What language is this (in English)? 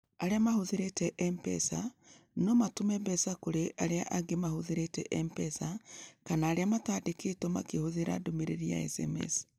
Kikuyu